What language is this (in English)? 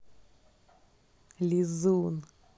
Russian